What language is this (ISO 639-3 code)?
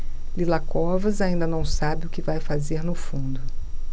por